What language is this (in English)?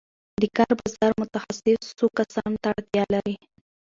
Pashto